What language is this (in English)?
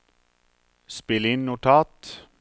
Norwegian